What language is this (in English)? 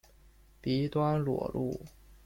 Chinese